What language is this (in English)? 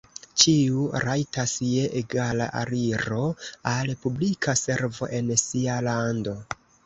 Esperanto